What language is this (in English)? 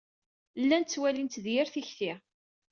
Kabyle